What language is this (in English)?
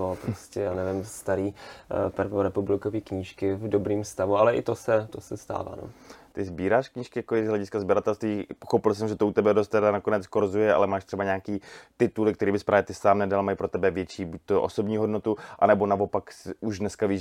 Czech